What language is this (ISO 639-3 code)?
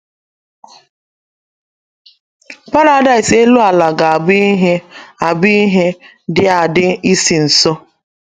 ibo